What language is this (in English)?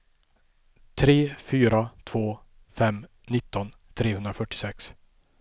Swedish